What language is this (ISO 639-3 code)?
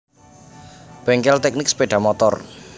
jav